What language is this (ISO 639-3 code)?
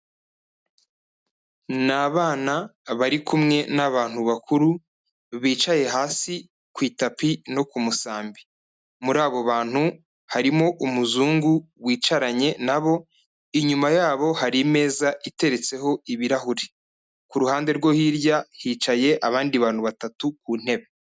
kin